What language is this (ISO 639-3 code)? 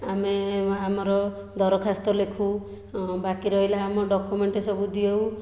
ori